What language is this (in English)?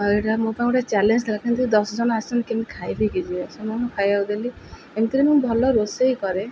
Odia